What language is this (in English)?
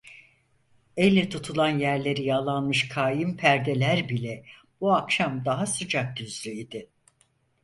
Turkish